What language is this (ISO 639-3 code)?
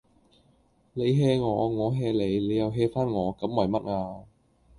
yue